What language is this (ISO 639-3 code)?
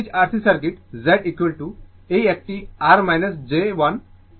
ben